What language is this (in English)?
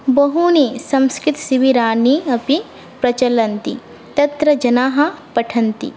Sanskrit